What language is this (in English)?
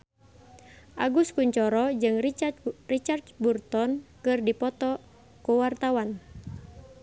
Sundanese